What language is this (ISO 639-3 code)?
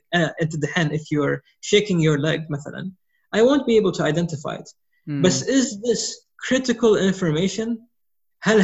ara